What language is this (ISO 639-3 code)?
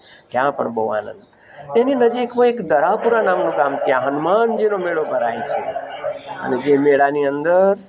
guj